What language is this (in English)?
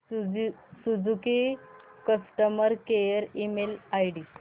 Marathi